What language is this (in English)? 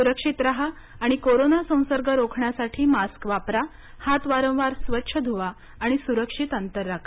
Marathi